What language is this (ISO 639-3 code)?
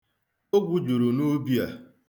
ibo